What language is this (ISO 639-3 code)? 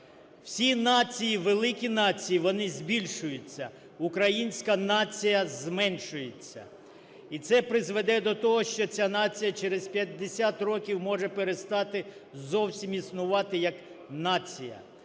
ukr